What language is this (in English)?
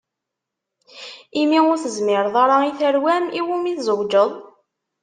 Kabyle